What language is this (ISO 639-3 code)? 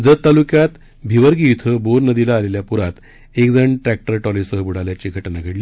mar